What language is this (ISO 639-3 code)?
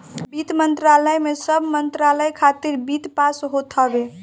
bho